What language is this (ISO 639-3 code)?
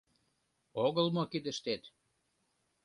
chm